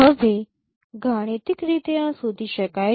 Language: Gujarati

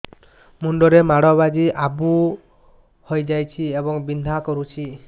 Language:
Odia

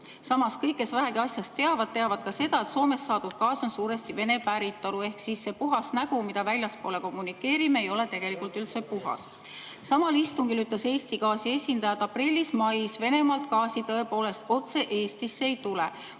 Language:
Estonian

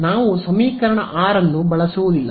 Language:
Kannada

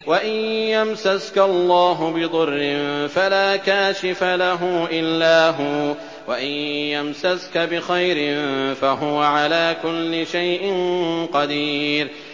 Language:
Arabic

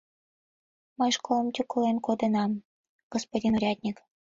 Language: Mari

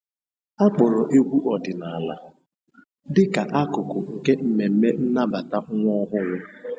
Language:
Igbo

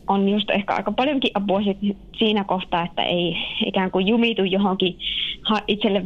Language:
Finnish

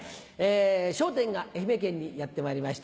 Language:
Japanese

